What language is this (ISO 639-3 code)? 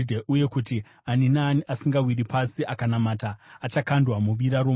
sna